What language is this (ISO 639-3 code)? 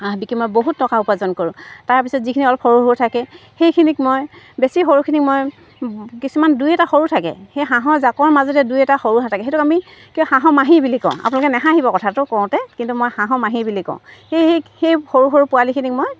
asm